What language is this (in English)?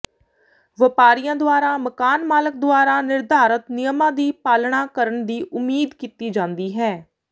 Punjabi